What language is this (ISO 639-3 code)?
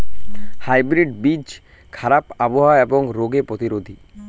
ben